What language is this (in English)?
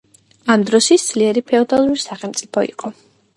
Georgian